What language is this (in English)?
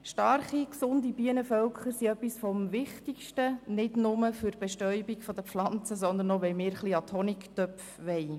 Swiss German